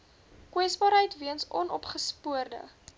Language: Afrikaans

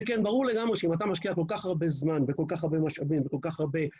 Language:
Hebrew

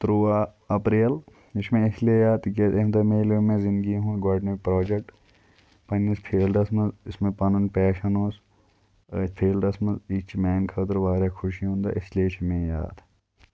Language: Kashmiri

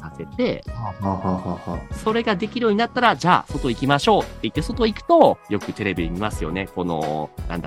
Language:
Japanese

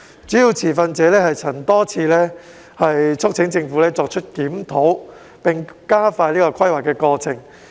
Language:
Cantonese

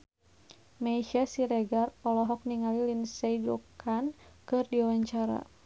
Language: Sundanese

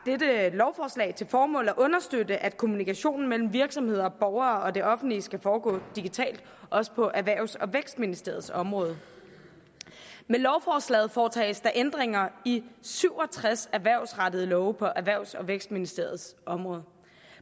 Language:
Danish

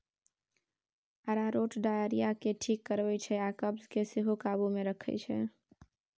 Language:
Maithili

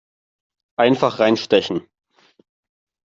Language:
German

